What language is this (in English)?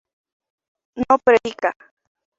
Spanish